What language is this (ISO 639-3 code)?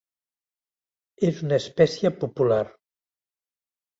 cat